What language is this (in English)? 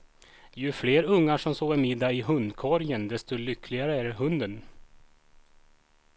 Swedish